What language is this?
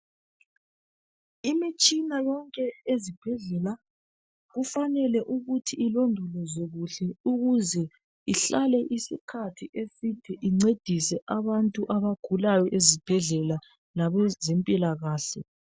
North Ndebele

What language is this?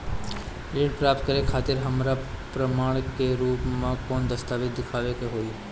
Bhojpuri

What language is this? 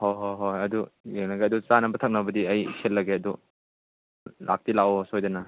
Manipuri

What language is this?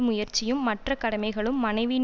Tamil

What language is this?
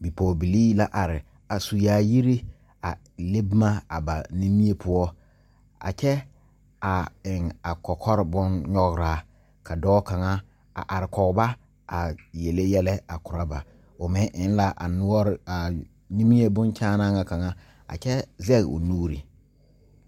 Southern Dagaare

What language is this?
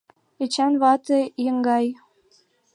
Mari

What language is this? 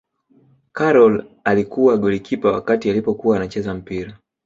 Swahili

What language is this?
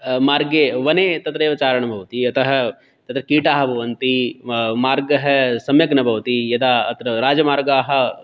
Sanskrit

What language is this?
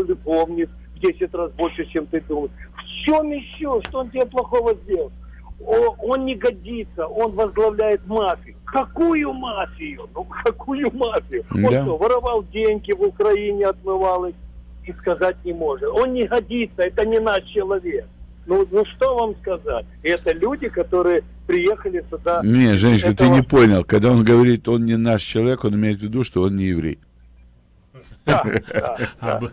Russian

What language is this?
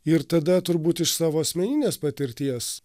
Lithuanian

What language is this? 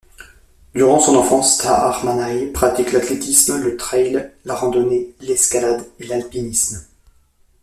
French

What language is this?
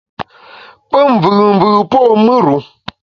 Bamun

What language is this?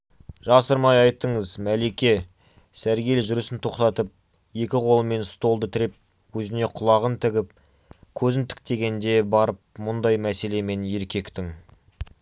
Kazakh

